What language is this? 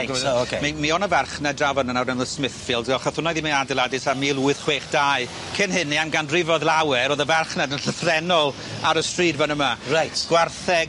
Welsh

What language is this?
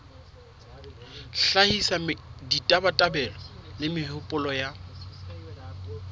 Southern Sotho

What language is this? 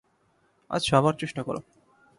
Bangla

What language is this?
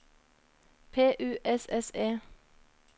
Norwegian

